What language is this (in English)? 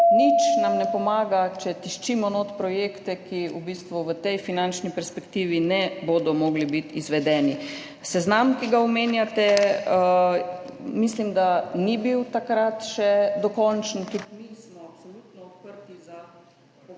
Slovenian